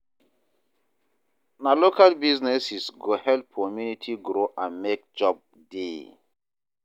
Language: Nigerian Pidgin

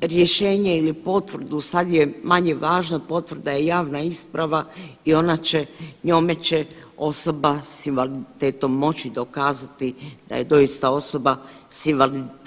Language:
Croatian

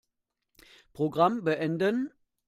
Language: German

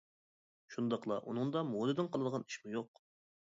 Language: Uyghur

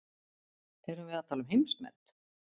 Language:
Icelandic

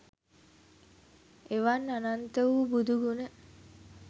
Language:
Sinhala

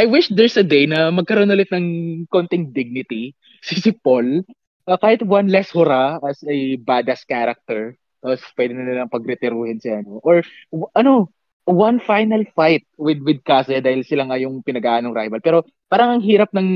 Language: Filipino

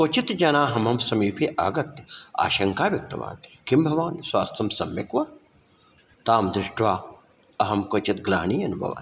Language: Sanskrit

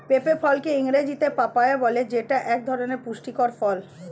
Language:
Bangla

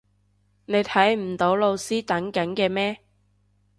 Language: Cantonese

